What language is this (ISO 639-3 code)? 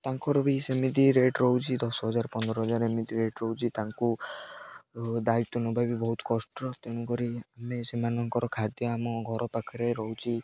ori